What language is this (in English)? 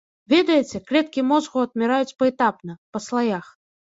Belarusian